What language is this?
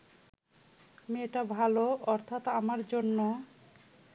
Bangla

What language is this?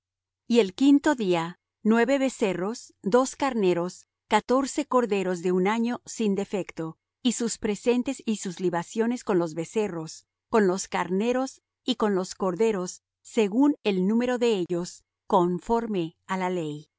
Spanish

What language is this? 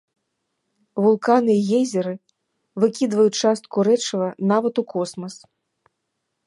Belarusian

